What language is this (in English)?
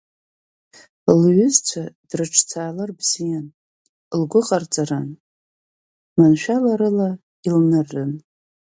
Abkhazian